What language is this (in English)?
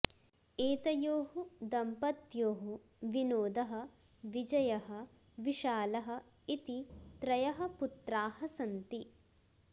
Sanskrit